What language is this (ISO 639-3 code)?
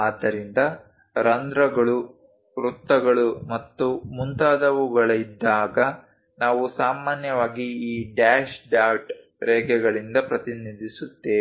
kan